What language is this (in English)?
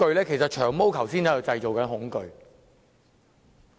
Cantonese